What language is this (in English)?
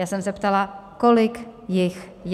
Czech